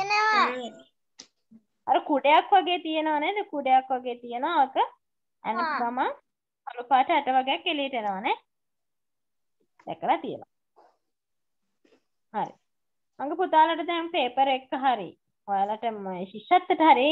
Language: Indonesian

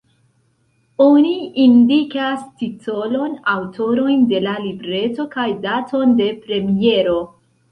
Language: Esperanto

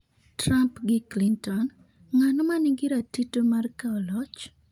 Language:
Luo (Kenya and Tanzania)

